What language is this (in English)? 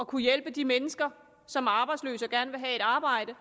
Danish